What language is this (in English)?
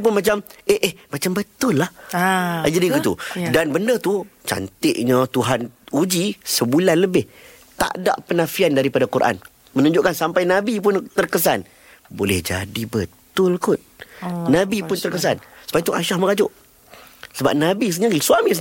Malay